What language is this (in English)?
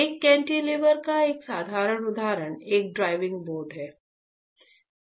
Hindi